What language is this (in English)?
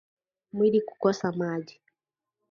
Swahili